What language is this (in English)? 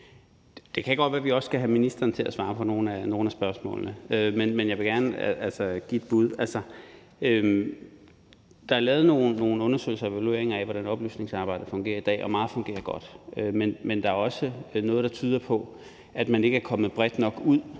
Danish